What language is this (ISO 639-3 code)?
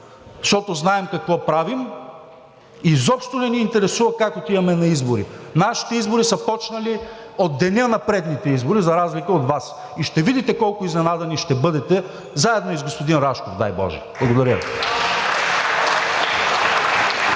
bul